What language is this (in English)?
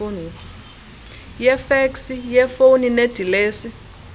Xhosa